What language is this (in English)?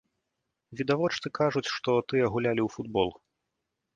Belarusian